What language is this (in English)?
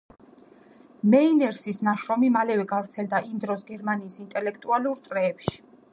Georgian